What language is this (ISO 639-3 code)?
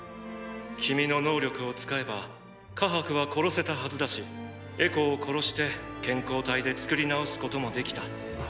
jpn